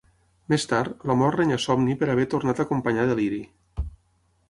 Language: Catalan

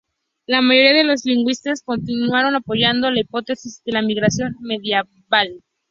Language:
Spanish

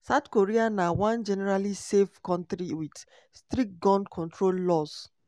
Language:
Nigerian Pidgin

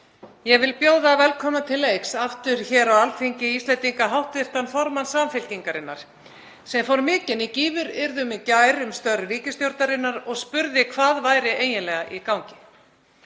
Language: Icelandic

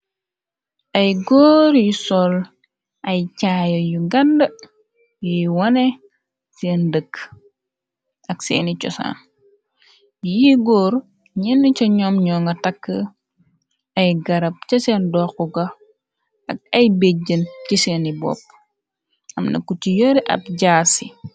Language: Wolof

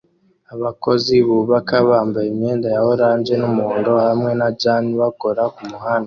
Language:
Kinyarwanda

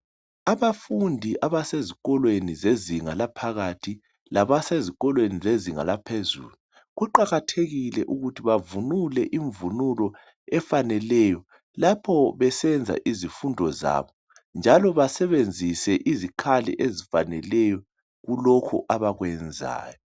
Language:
North Ndebele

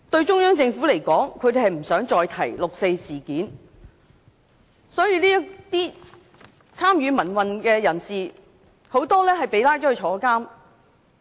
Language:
Cantonese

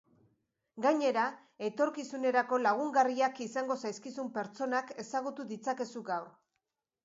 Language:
Basque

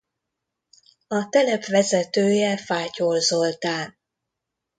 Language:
Hungarian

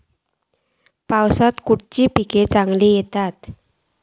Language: Marathi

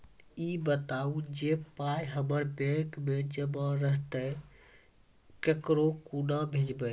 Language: Maithili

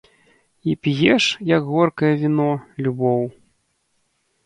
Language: Belarusian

